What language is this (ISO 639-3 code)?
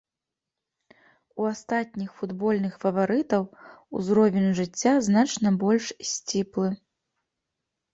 bel